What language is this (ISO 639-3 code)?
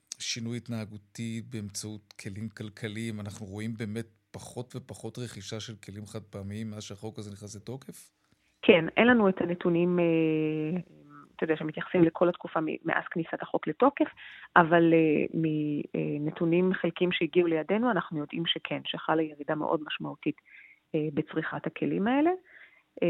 heb